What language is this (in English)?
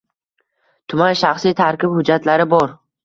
Uzbek